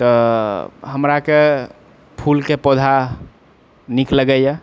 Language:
Maithili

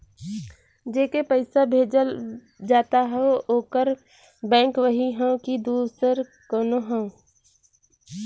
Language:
Bhojpuri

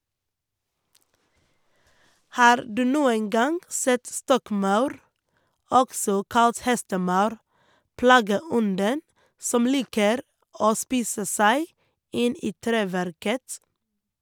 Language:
Norwegian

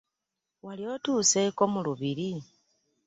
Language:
Ganda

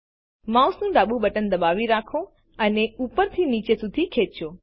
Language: Gujarati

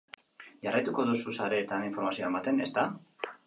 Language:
Basque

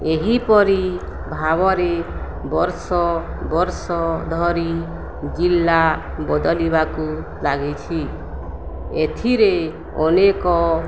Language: Odia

